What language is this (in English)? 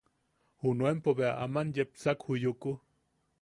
Yaqui